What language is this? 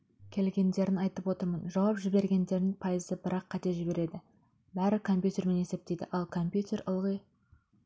Kazakh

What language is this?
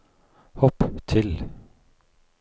Norwegian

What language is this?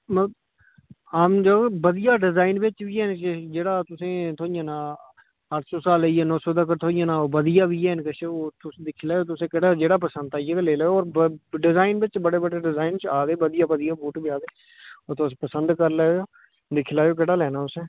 Dogri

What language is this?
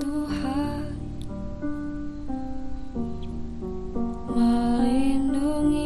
Indonesian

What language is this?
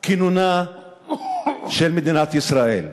Hebrew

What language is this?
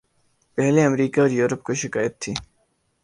Urdu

